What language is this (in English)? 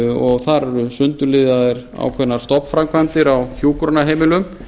Icelandic